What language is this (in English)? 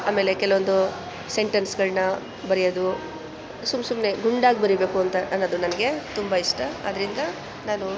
Kannada